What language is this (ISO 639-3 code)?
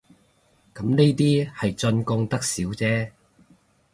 yue